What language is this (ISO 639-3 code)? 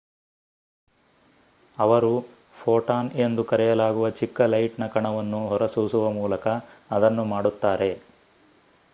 kan